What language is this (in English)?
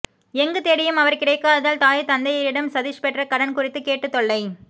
Tamil